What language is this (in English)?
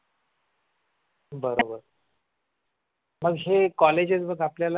Marathi